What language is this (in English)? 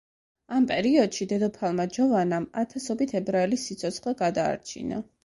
Georgian